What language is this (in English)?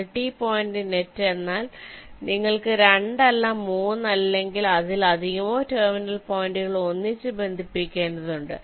Malayalam